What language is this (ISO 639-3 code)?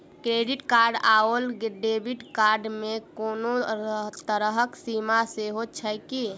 mai